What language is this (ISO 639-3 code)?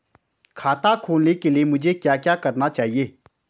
hin